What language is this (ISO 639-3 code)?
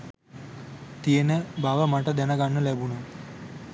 sin